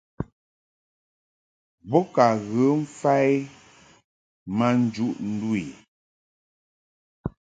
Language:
Mungaka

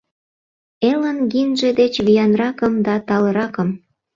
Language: Mari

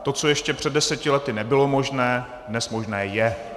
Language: Czech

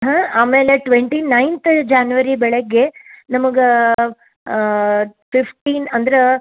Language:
Kannada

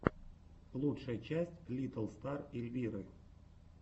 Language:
Russian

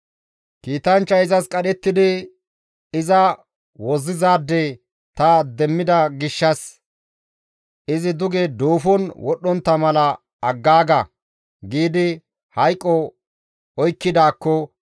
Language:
Gamo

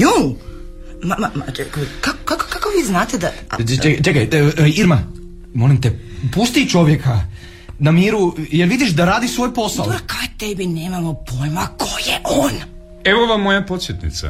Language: Croatian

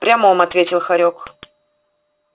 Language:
Russian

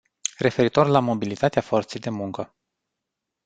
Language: Romanian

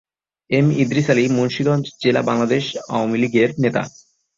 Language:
Bangla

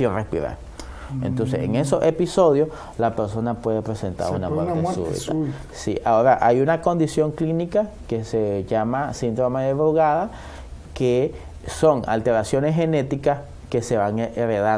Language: Spanish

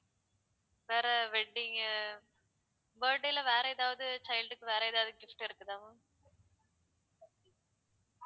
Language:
Tamil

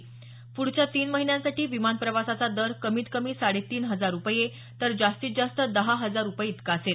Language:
Marathi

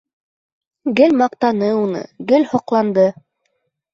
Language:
Bashkir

